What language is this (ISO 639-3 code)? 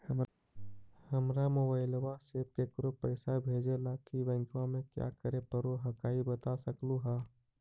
mag